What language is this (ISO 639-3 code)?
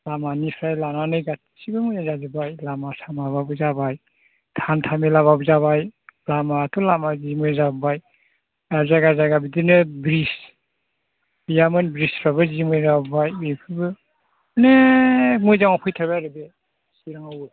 brx